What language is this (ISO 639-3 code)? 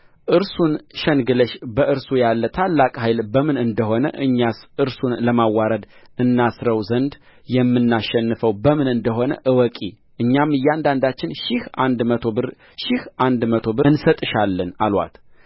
amh